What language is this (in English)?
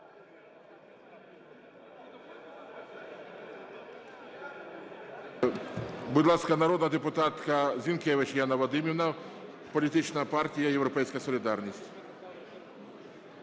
Ukrainian